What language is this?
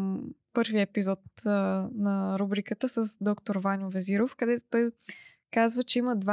Bulgarian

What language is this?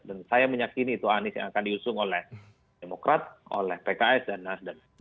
Indonesian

